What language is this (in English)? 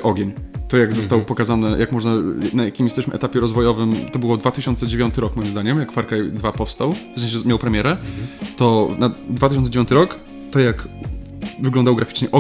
Polish